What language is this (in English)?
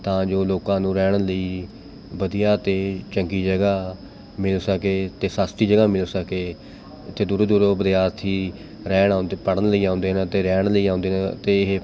Punjabi